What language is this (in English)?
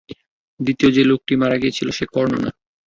Bangla